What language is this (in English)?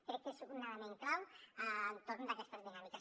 Catalan